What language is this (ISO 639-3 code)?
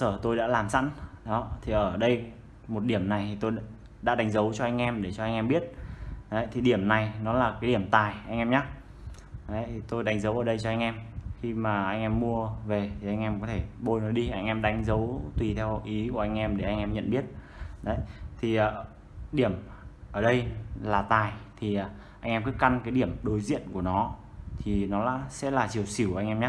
vie